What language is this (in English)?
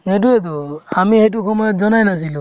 Assamese